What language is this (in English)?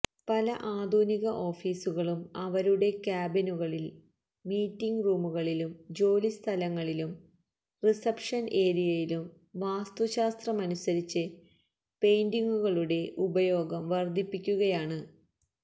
Malayalam